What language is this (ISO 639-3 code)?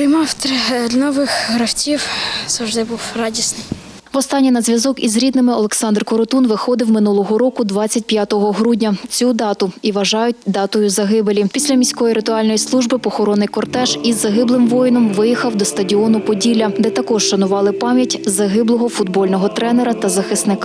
ukr